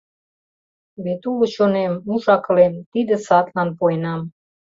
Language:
Mari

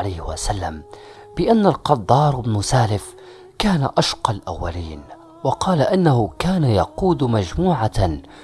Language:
Arabic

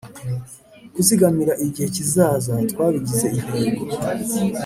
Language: Kinyarwanda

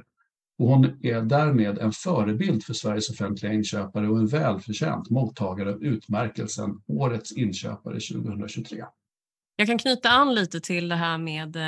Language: Swedish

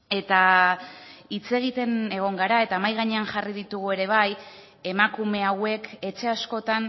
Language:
Basque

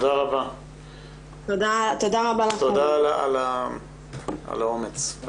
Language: Hebrew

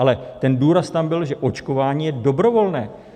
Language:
Czech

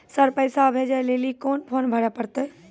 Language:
Maithili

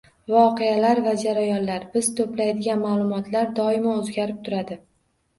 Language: Uzbek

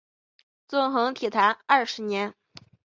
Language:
Chinese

